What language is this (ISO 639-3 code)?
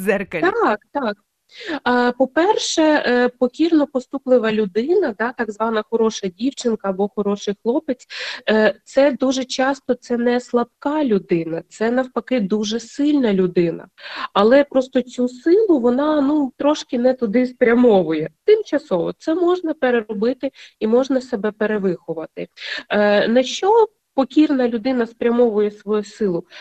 ukr